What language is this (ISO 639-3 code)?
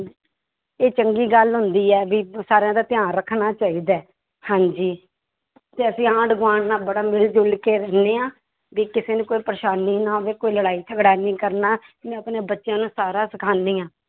pan